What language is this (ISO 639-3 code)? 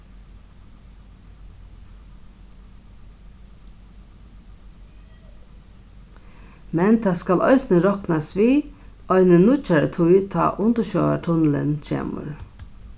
fao